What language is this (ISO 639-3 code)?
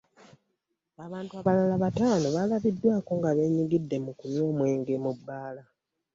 lug